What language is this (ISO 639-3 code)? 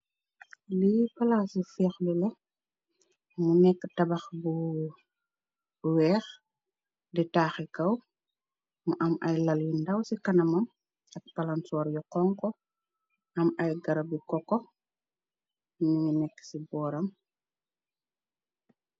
wol